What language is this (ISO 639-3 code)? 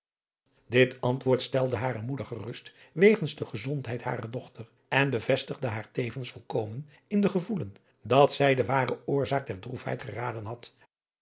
nld